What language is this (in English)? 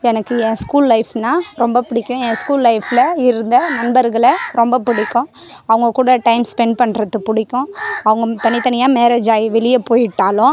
Tamil